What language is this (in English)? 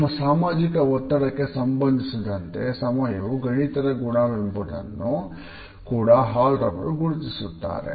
Kannada